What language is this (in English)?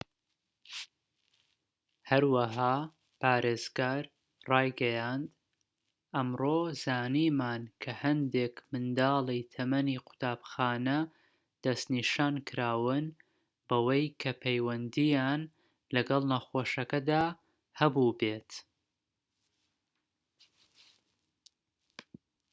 Central Kurdish